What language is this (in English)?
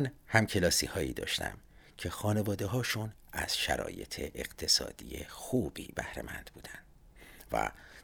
Persian